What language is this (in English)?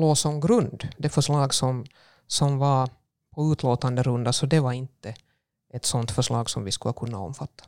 Swedish